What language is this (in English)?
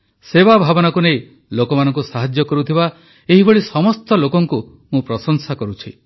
Odia